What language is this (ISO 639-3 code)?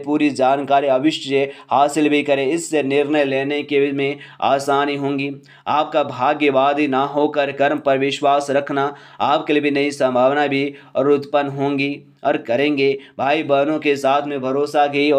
hin